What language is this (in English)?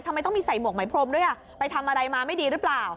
Thai